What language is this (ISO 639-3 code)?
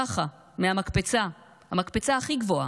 heb